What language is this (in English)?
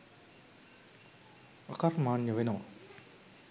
Sinhala